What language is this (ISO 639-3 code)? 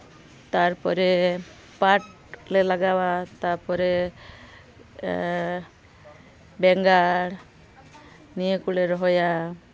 sat